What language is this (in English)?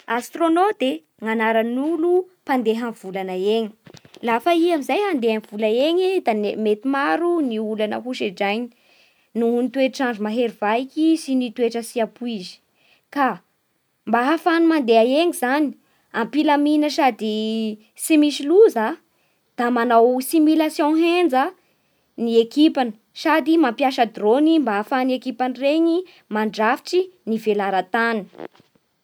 Bara Malagasy